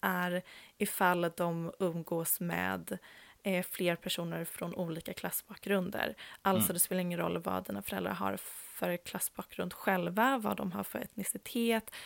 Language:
Swedish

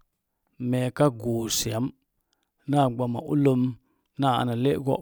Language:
Mom Jango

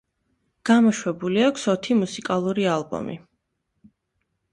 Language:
Georgian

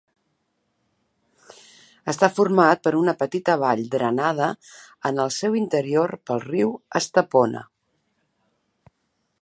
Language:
Catalan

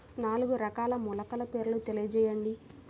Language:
Telugu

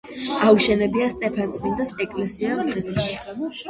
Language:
Georgian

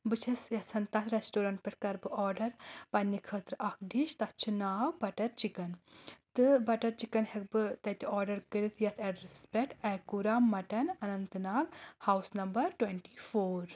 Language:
Kashmiri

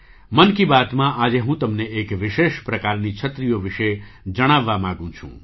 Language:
Gujarati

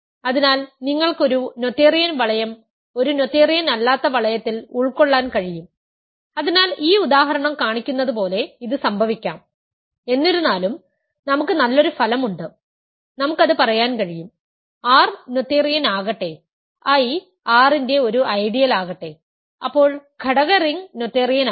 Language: Malayalam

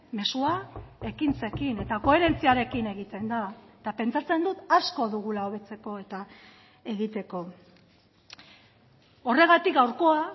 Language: Basque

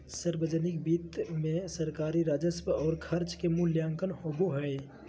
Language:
Magahi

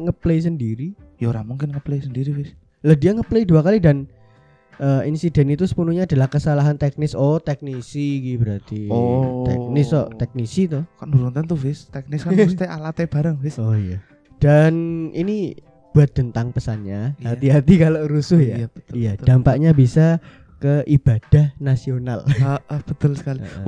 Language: Indonesian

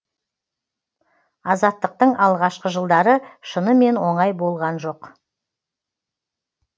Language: Kazakh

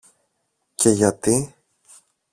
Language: Greek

